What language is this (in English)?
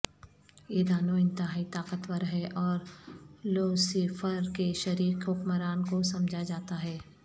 Urdu